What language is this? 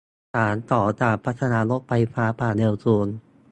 Thai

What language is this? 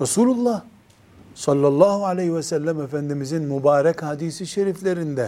Turkish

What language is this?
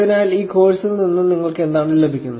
Malayalam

